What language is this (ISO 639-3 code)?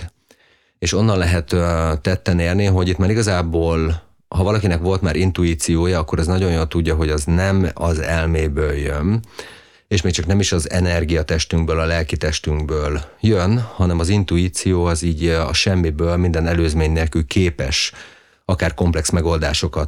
hun